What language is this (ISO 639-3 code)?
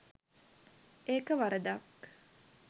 sin